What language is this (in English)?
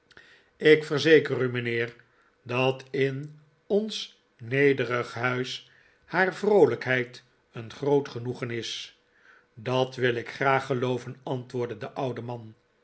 Dutch